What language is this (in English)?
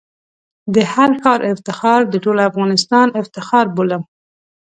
Pashto